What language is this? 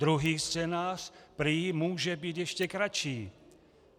Czech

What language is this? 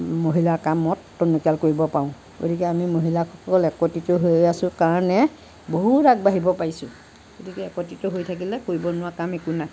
Assamese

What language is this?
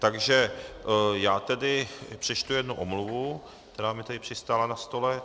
Czech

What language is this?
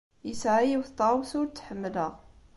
Kabyle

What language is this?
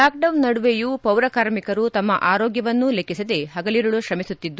Kannada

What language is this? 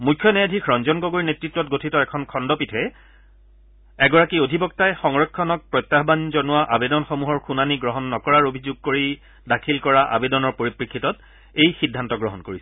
Assamese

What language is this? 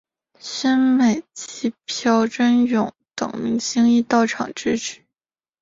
Chinese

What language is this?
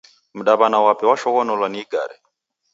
Taita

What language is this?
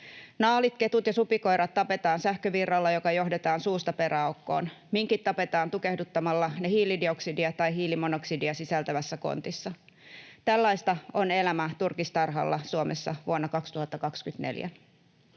Finnish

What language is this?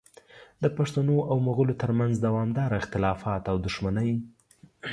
Pashto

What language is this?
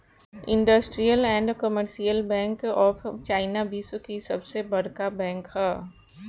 Bhojpuri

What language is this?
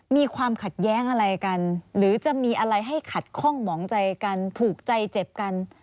Thai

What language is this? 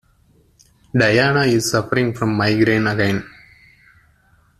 English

